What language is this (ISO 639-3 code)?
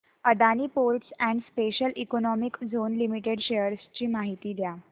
mar